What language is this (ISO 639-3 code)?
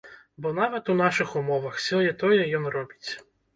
bel